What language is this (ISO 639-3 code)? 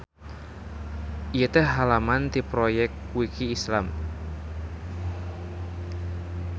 sun